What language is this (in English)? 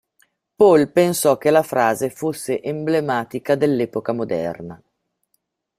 Italian